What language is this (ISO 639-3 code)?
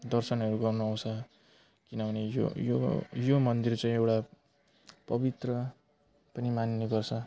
nep